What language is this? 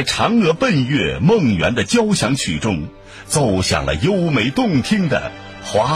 Chinese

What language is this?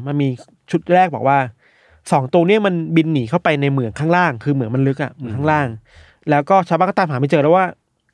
Thai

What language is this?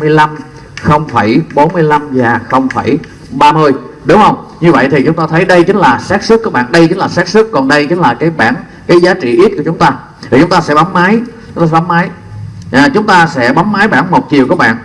Vietnamese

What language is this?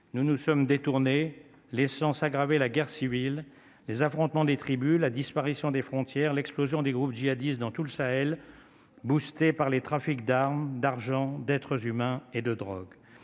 French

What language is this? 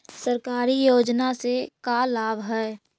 Magahi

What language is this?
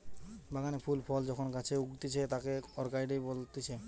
Bangla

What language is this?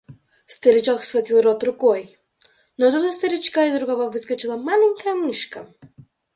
Russian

